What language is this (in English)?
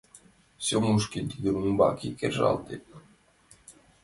Mari